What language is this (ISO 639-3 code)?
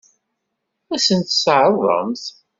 kab